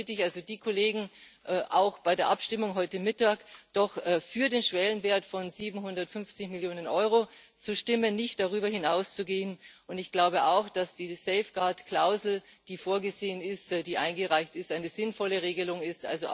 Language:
German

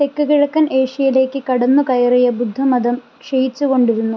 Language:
Malayalam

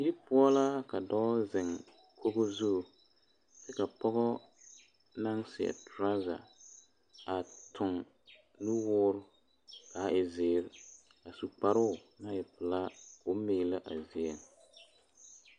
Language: Southern Dagaare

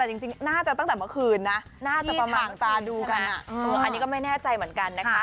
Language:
Thai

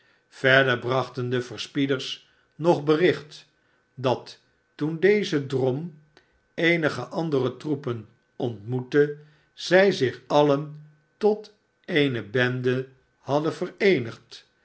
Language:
Dutch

